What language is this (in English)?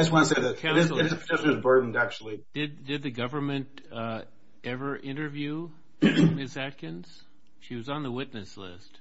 English